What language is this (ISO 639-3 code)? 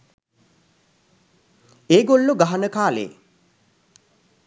sin